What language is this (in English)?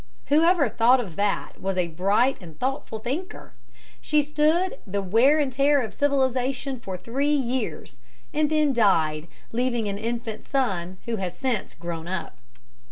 English